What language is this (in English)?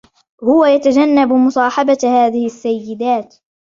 Arabic